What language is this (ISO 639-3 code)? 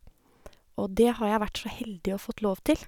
nor